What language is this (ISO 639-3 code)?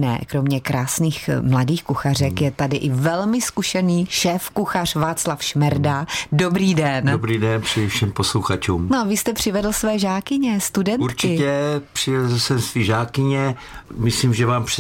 ces